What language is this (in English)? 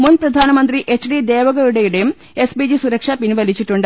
Malayalam